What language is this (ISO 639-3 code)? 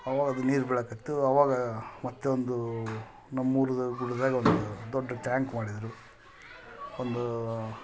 kan